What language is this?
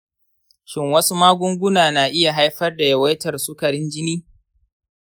Hausa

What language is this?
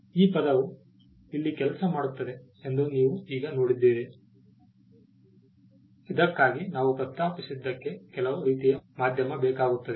Kannada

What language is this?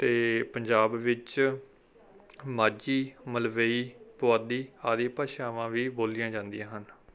Punjabi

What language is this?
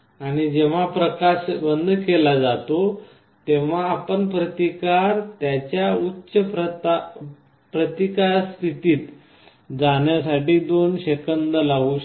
Marathi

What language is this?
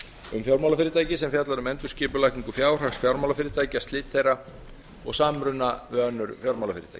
Icelandic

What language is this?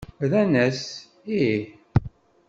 Kabyle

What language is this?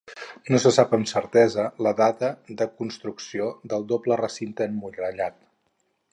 Catalan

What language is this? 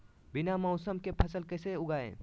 Magahi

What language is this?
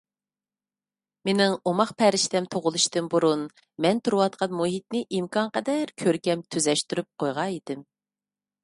Uyghur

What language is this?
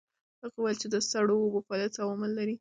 Pashto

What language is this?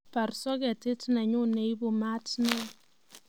Kalenjin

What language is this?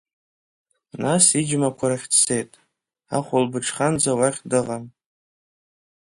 Abkhazian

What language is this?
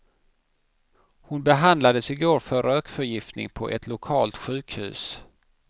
Swedish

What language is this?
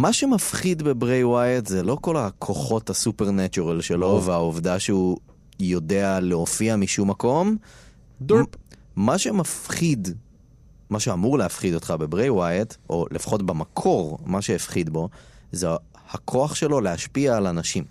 Hebrew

